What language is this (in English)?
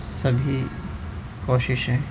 Urdu